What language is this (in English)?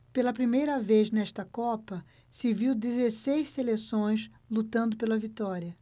Portuguese